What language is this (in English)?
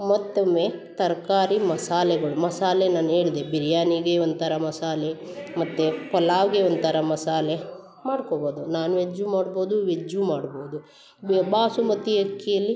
Kannada